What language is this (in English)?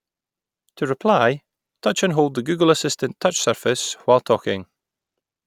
English